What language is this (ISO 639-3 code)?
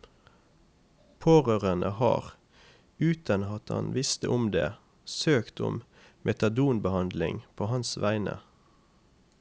nor